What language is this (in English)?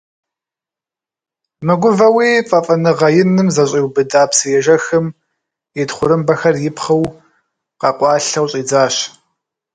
Kabardian